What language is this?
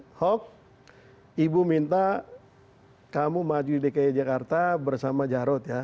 Indonesian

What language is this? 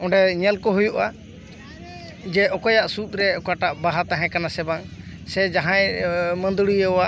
Santali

